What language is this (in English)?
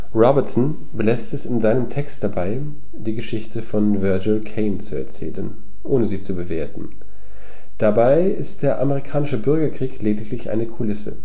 German